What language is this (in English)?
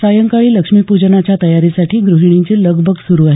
Marathi